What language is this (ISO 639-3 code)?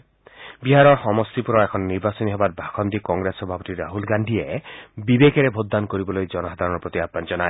asm